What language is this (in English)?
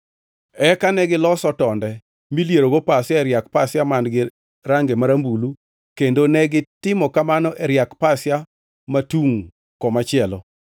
Luo (Kenya and Tanzania)